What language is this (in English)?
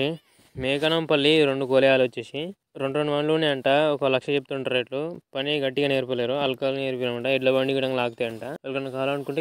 Hindi